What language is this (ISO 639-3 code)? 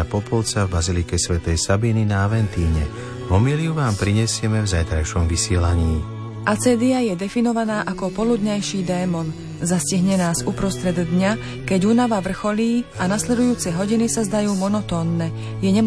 slk